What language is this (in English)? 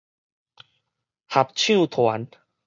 Min Nan Chinese